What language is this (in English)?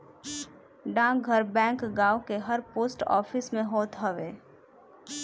Bhojpuri